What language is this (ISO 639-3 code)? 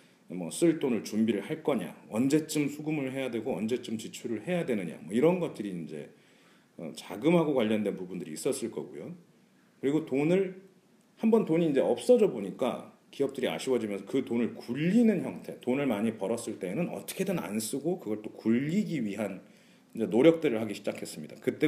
kor